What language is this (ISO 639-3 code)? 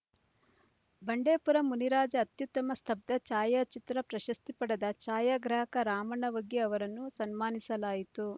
kan